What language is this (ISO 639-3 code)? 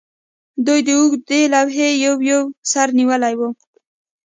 pus